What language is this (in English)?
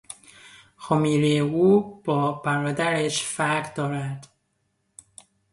Persian